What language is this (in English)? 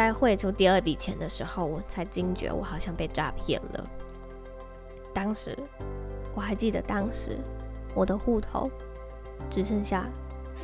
Chinese